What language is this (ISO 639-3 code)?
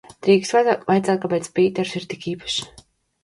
lav